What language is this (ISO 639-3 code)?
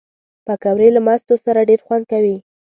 pus